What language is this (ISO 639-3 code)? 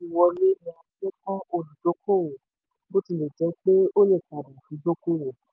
yor